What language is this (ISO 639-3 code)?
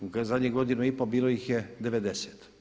hrv